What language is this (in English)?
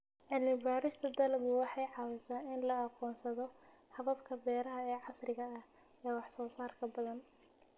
Somali